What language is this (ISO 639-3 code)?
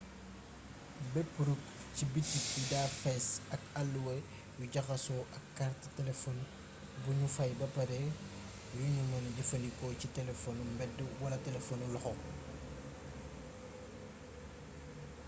wol